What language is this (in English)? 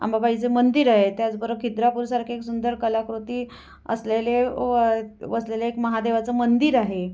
Marathi